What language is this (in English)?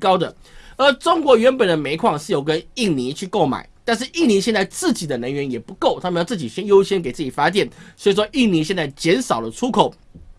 Chinese